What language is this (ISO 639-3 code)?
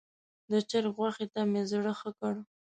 pus